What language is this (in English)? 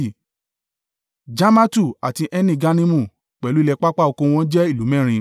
Yoruba